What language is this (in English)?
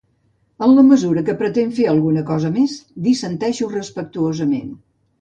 Catalan